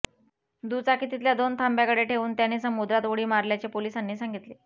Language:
Marathi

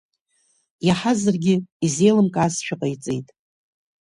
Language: Abkhazian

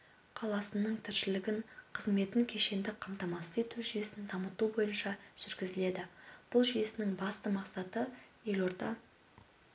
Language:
Kazakh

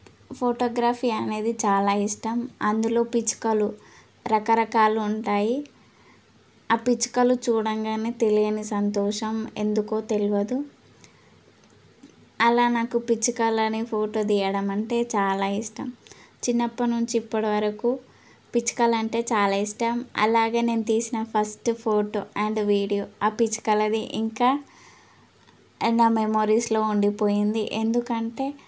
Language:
Telugu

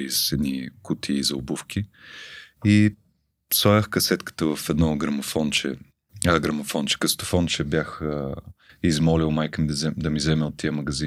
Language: Bulgarian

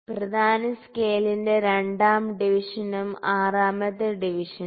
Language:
Malayalam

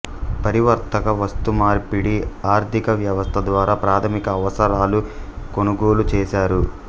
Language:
Telugu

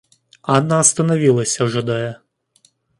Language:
Russian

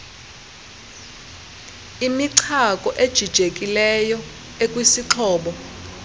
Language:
Xhosa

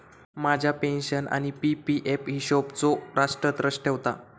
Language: Marathi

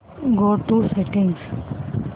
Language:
Marathi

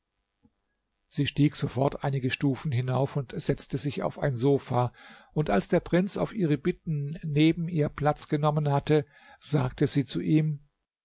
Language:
German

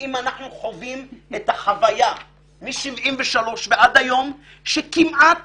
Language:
Hebrew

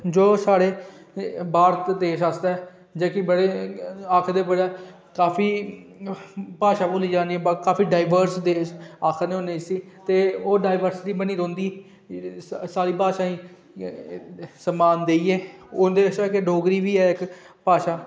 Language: Dogri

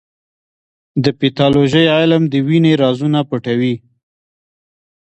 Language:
Pashto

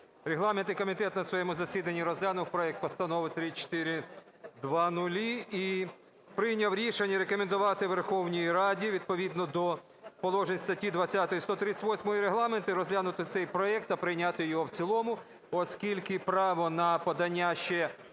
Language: Ukrainian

